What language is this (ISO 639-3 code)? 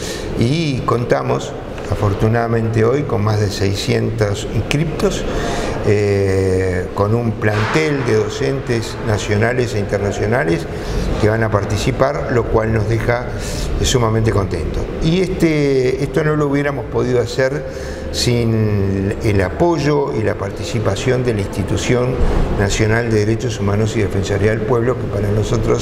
spa